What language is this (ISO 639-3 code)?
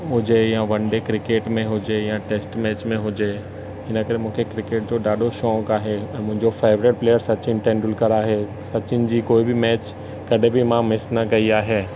snd